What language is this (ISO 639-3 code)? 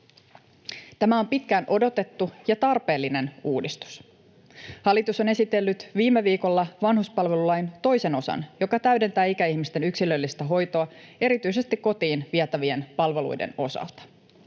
fin